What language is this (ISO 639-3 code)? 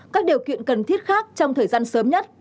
vie